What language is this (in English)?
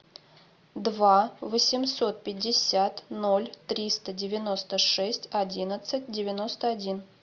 Russian